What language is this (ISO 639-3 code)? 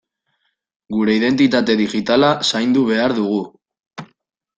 eus